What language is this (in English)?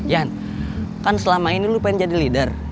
Indonesian